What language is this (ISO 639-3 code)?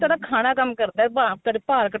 pan